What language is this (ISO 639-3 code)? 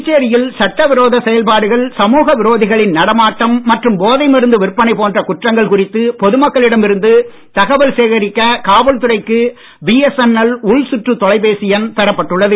tam